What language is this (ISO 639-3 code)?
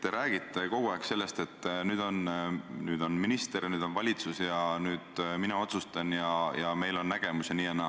est